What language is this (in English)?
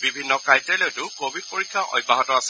Assamese